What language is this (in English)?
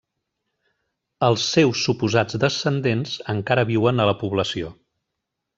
Catalan